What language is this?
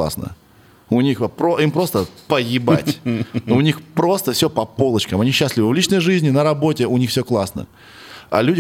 Russian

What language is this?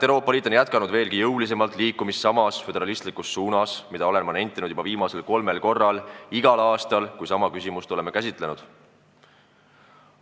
Estonian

